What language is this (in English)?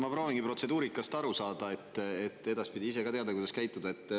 Estonian